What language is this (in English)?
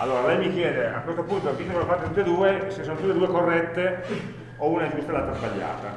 Italian